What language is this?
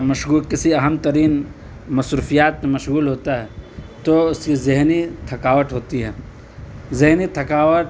Urdu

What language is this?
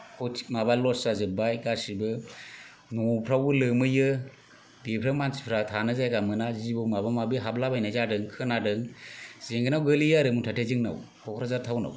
Bodo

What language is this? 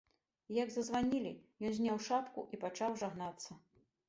Belarusian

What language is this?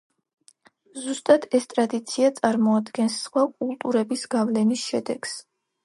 Georgian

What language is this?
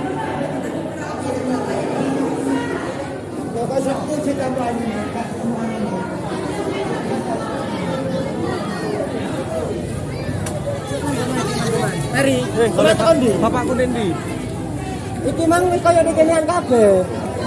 Indonesian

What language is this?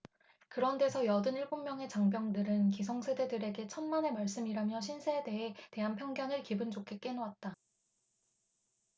Korean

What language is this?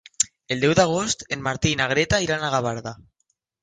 Catalan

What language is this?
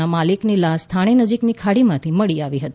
Gujarati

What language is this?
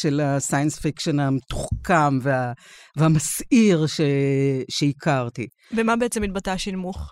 Hebrew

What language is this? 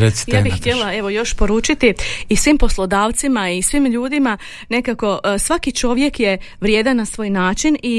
Croatian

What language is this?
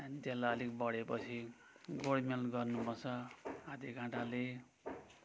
Nepali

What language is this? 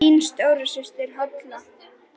Icelandic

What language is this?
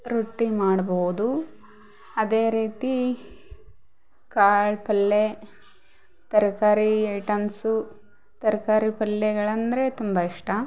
Kannada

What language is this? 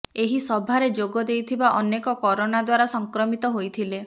Odia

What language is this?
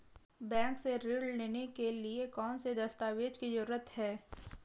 Hindi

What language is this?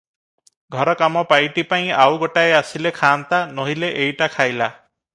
Odia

